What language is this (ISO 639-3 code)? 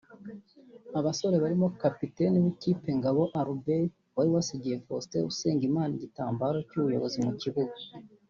kin